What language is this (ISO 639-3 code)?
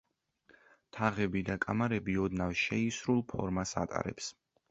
kat